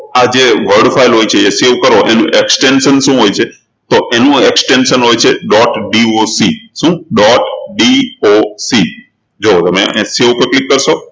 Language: Gujarati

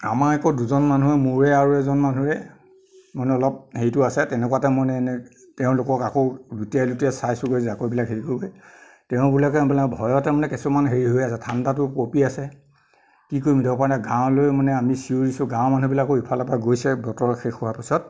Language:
Assamese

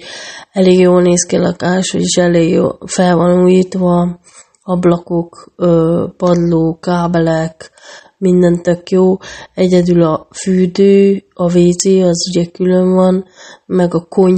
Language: Hungarian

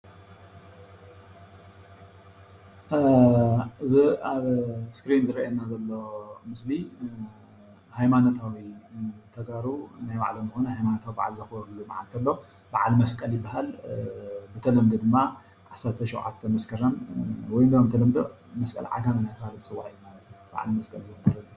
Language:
Tigrinya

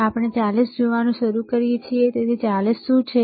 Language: Gujarati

